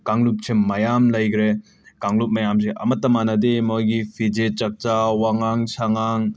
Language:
Manipuri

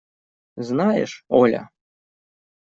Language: Russian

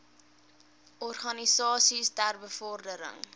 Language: Afrikaans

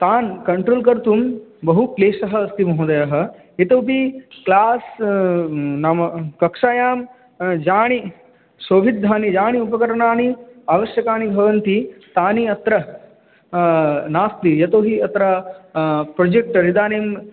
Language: Sanskrit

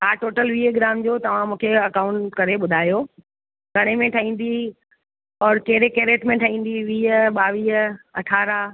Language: Sindhi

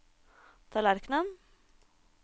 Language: Norwegian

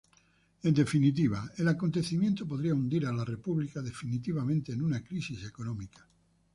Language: Spanish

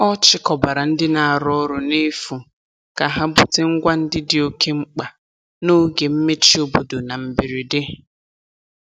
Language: Igbo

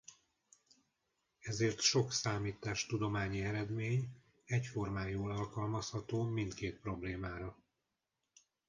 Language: Hungarian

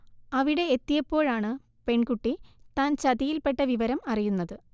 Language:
Malayalam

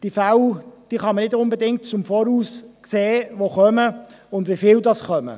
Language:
Swiss German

